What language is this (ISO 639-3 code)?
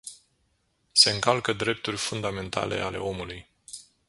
ron